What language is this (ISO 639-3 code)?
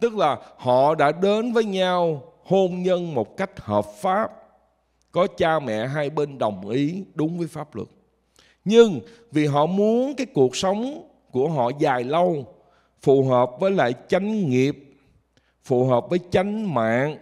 vie